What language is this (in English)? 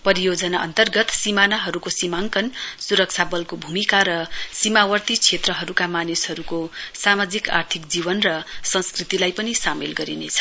Nepali